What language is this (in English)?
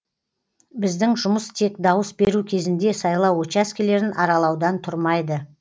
Kazakh